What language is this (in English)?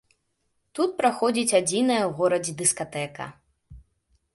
Belarusian